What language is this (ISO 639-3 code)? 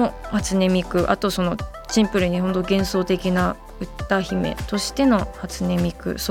jpn